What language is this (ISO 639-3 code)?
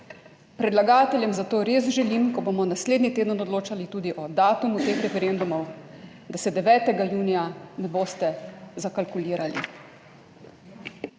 slv